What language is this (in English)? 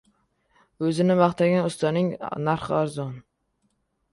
Uzbek